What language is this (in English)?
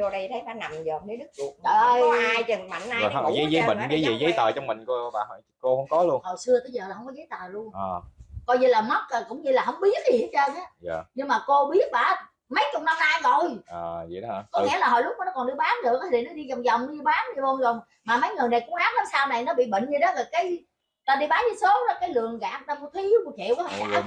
Vietnamese